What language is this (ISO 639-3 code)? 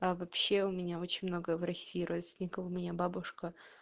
rus